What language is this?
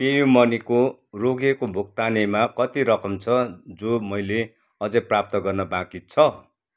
Nepali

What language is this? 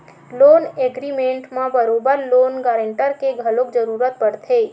Chhattisgarhi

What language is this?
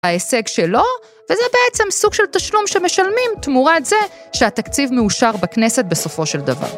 Hebrew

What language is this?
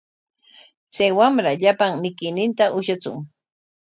Corongo Ancash Quechua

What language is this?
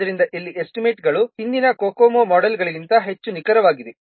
Kannada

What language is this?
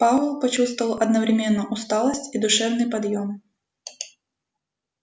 Russian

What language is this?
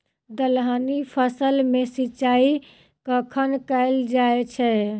Maithili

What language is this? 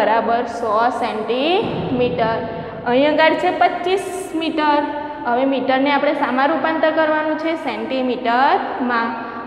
Hindi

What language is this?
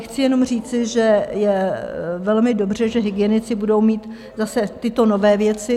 Czech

